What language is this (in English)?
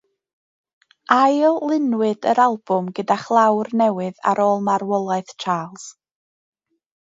Welsh